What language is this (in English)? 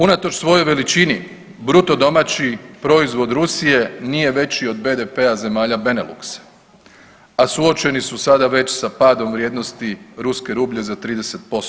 Croatian